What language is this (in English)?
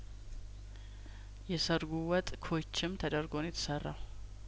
Amharic